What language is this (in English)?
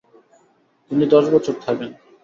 Bangla